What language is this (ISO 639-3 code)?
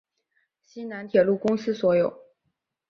zho